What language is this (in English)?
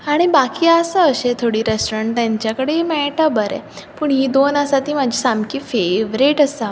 Konkani